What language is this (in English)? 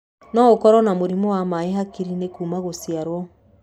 Kikuyu